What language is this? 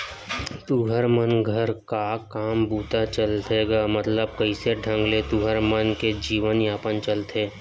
Chhattisgarhi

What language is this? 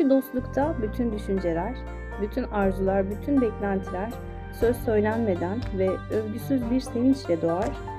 Turkish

